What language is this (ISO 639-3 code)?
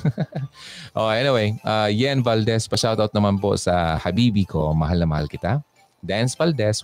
fil